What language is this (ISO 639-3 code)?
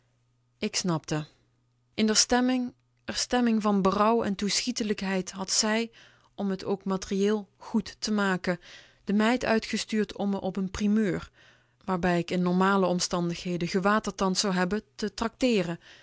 nld